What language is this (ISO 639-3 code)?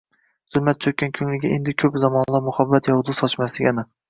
uzb